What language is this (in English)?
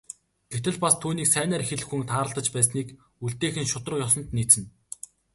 Mongolian